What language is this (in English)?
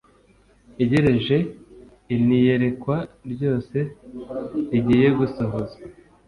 Kinyarwanda